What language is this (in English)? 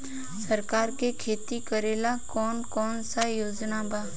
Bhojpuri